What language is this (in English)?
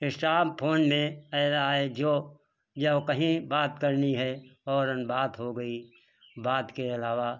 Hindi